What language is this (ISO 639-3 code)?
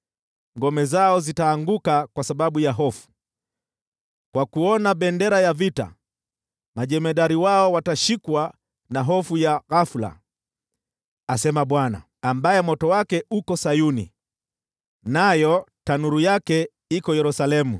swa